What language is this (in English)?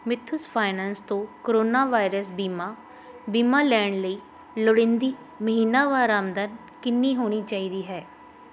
Punjabi